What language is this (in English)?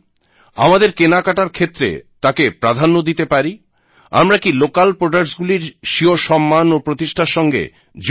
Bangla